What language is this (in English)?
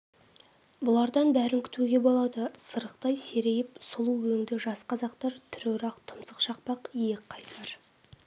Kazakh